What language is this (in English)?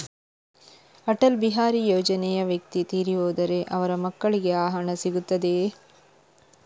Kannada